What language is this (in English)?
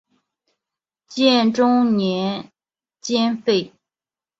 Chinese